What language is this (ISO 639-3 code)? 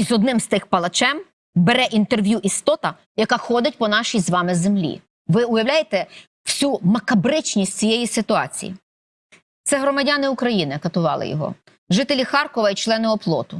ukr